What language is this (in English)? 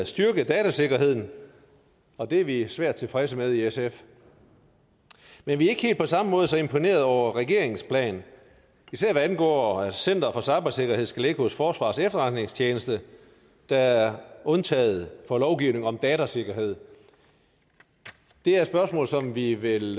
Danish